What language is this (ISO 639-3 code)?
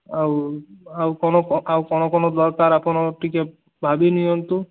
ori